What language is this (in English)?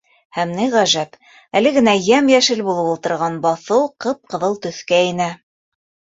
Bashkir